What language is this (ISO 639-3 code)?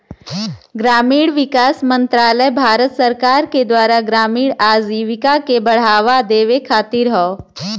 bho